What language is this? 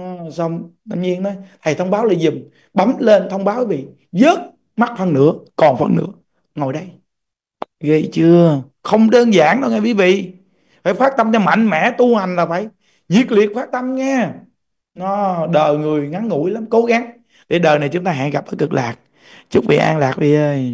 Vietnamese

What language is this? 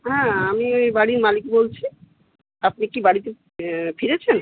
Bangla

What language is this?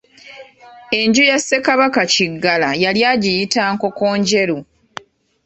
Ganda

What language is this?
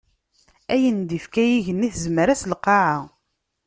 Kabyle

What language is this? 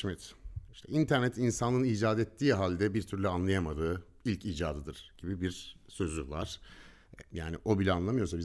Turkish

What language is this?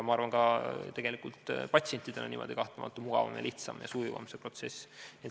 Estonian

